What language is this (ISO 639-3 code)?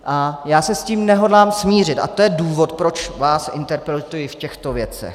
ces